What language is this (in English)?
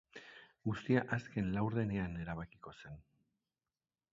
Basque